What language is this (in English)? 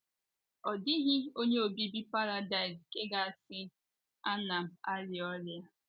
Igbo